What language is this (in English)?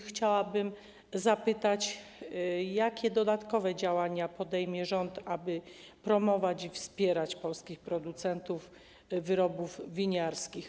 Polish